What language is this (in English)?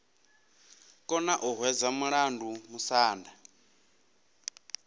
Venda